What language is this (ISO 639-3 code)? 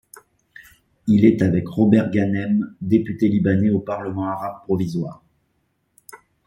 fra